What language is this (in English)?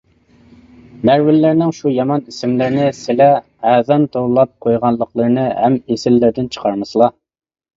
Uyghur